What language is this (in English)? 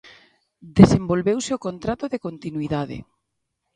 Galician